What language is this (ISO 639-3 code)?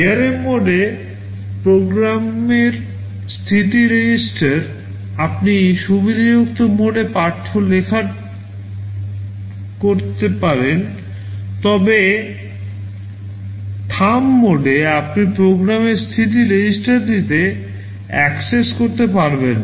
ben